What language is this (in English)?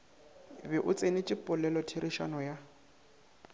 Northern Sotho